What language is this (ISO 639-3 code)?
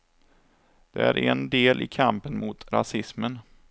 swe